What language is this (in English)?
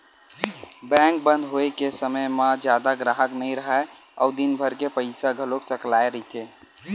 Chhattisgarhi